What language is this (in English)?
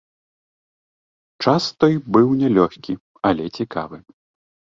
Belarusian